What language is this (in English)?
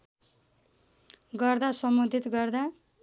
Nepali